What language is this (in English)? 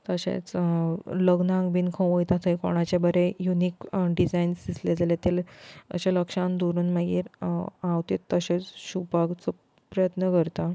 Konkani